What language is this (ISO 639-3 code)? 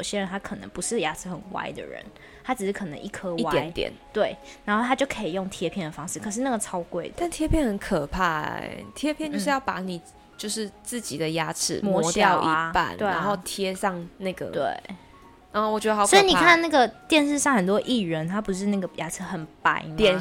zho